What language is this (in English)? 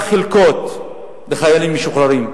Hebrew